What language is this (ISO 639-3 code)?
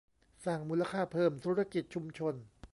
tha